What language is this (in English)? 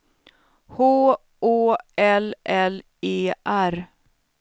Swedish